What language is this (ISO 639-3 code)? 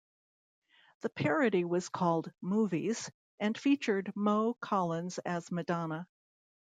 eng